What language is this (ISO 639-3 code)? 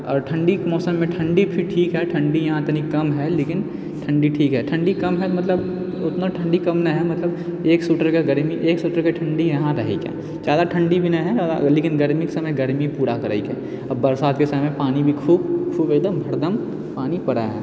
mai